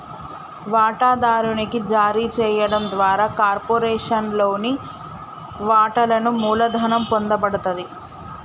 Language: Telugu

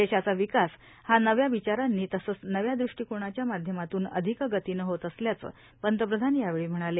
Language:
Marathi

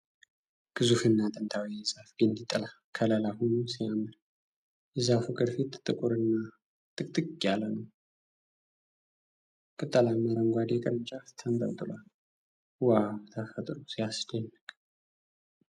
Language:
Amharic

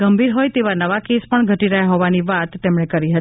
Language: Gujarati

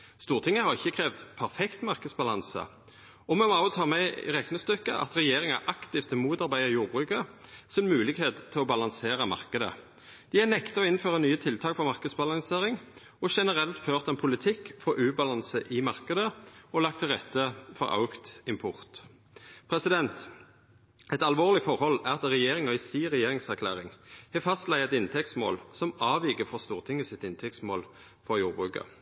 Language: Norwegian Nynorsk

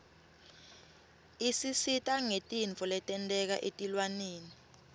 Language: Swati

